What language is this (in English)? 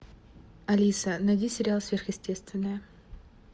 Russian